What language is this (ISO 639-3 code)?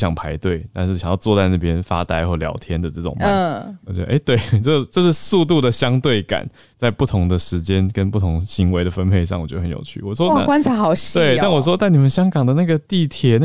zho